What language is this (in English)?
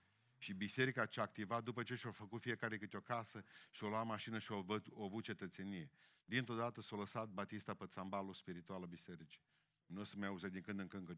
Romanian